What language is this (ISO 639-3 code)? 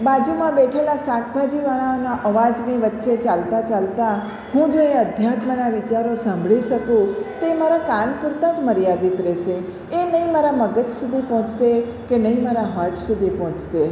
guj